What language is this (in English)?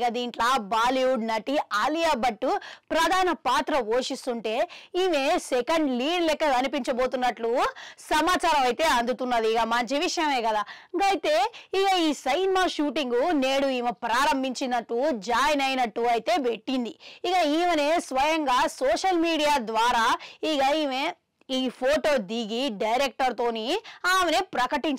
Telugu